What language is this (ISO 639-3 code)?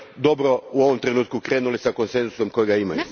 hrv